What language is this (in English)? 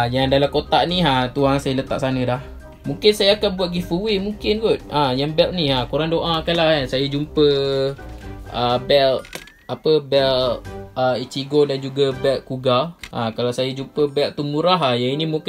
Malay